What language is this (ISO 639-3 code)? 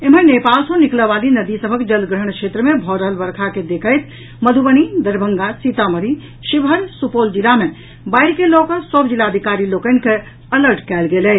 mai